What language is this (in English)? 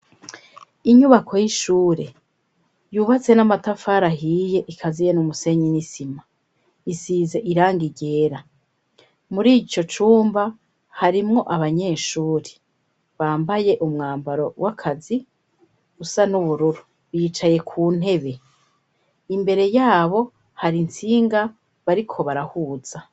Rundi